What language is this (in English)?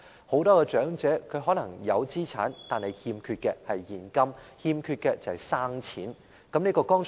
Cantonese